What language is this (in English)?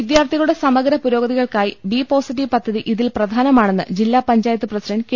Malayalam